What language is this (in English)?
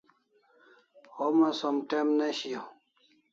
Kalasha